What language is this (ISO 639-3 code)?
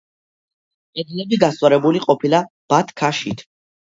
kat